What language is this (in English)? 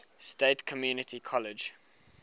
English